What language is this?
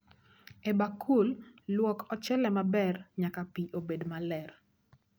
Luo (Kenya and Tanzania)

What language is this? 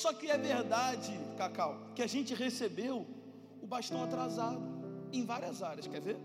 Portuguese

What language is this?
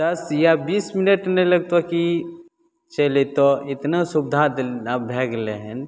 Maithili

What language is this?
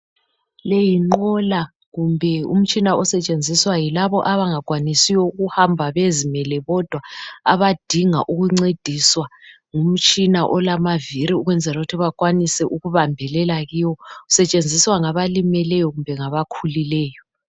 North Ndebele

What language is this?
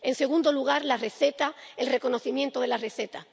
Spanish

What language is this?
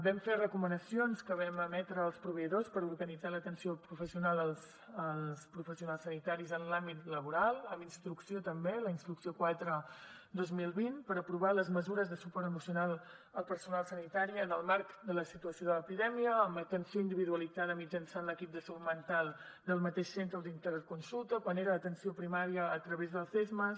Catalan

